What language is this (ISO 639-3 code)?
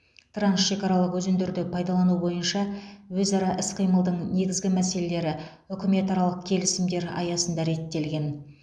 kaz